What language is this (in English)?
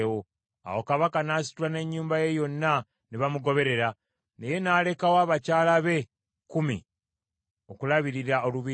Ganda